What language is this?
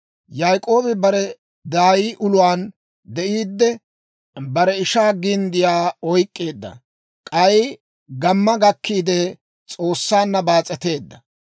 Dawro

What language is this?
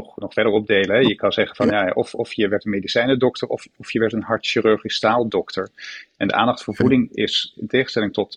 Dutch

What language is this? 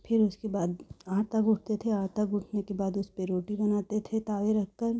Hindi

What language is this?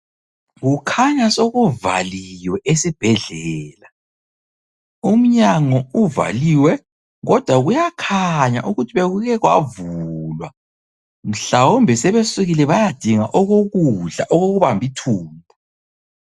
North Ndebele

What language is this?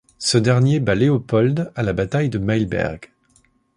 French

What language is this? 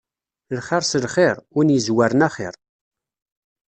Kabyle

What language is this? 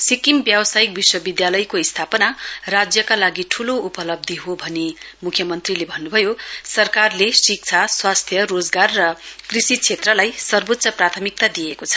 Nepali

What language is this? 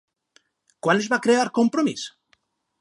Catalan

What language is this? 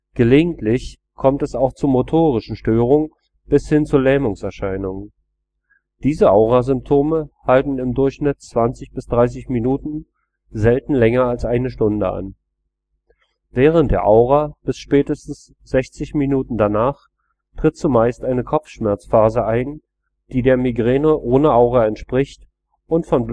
German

